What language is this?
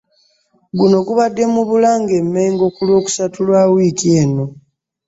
Ganda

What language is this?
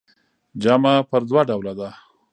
Pashto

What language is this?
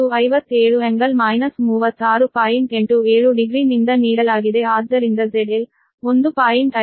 Kannada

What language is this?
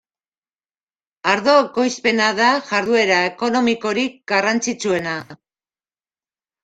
Basque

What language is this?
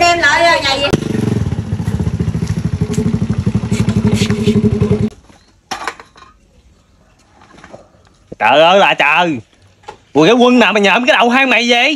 Vietnamese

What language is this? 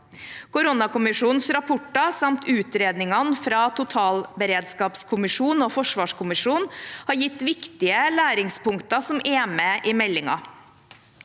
Norwegian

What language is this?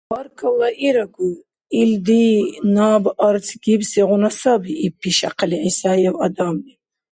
Dargwa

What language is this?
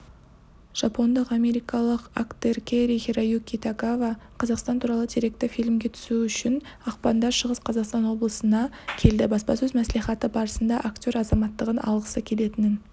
Kazakh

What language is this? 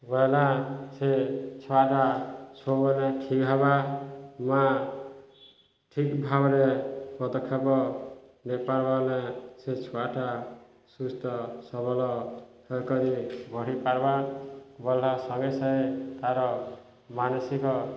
Odia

